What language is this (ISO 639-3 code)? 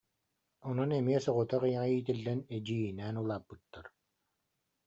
sah